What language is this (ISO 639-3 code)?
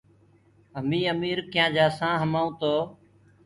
ggg